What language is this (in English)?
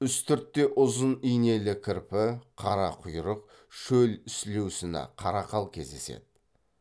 Kazakh